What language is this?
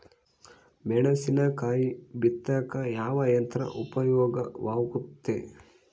Kannada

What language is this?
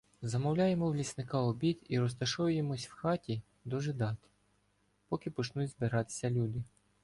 Ukrainian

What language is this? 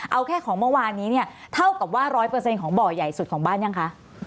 Thai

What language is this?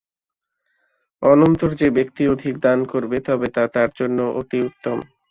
Bangla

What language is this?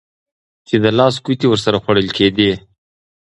Pashto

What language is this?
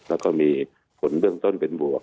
Thai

